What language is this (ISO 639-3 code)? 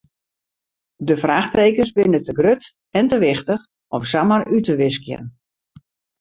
fry